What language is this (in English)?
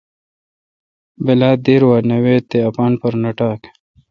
Kalkoti